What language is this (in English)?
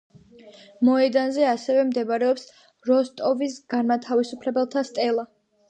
Georgian